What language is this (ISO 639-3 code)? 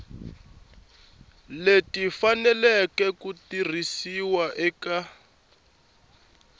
tso